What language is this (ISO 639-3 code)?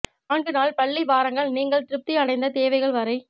tam